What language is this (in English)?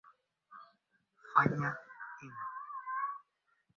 Swahili